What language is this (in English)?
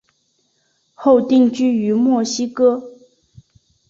Chinese